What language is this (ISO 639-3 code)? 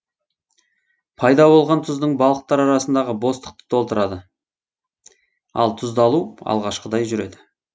kaz